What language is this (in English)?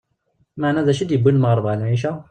Kabyle